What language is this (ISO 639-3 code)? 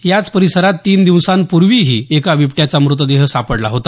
mar